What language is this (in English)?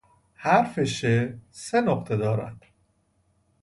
Persian